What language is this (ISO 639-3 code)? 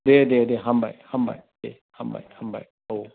brx